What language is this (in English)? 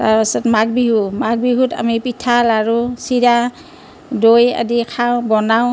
Assamese